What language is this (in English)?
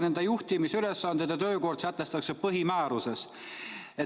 Estonian